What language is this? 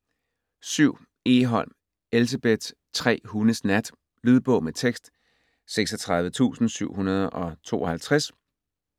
Danish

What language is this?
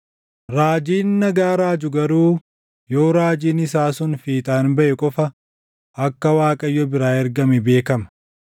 Oromo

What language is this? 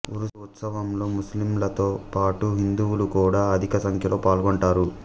Telugu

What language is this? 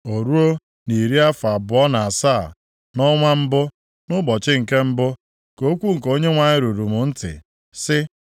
Igbo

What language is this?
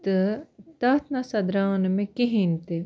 Kashmiri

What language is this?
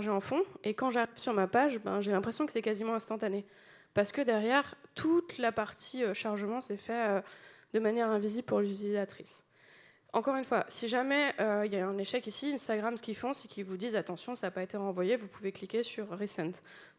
French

